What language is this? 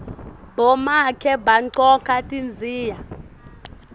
Swati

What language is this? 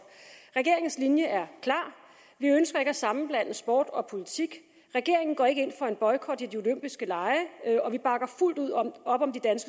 Danish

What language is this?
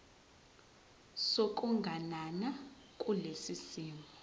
Zulu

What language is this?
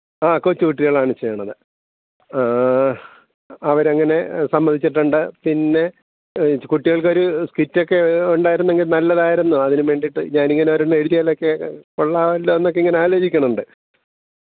Malayalam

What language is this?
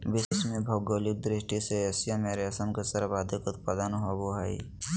Magahi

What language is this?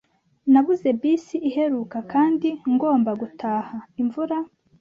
Kinyarwanda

